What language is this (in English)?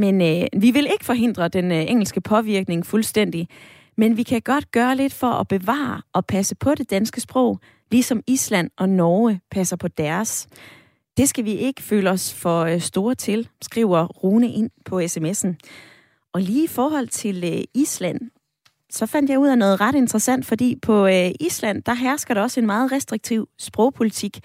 Danish